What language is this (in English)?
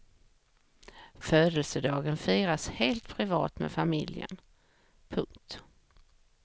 Swedish